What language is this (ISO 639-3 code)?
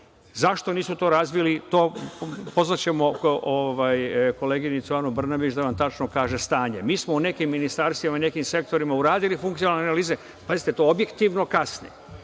srp